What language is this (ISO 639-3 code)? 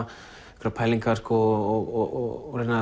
isl